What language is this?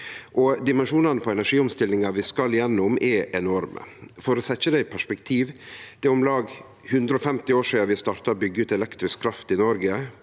Norwegian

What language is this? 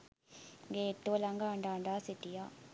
Sinhala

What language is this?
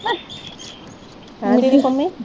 Punjabi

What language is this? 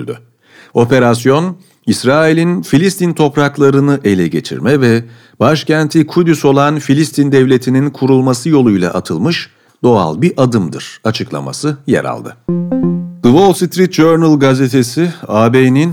Turkish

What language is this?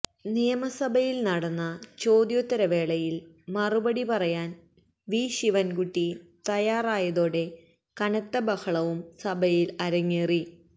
Malayalam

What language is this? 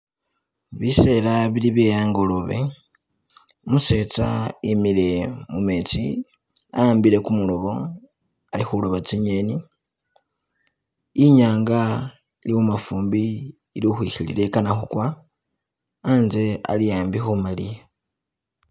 Masaaba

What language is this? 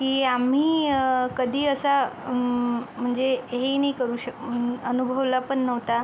Marathi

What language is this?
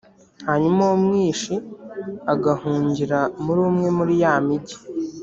Kinyarwanda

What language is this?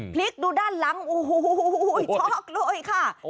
Thai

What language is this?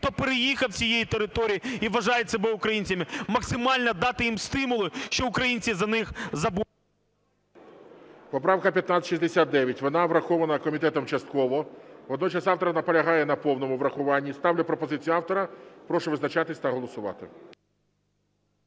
Ukrainian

